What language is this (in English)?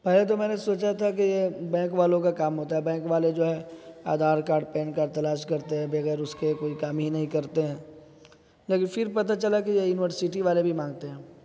Urdu